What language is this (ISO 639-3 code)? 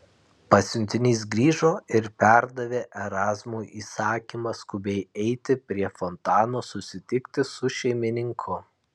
lit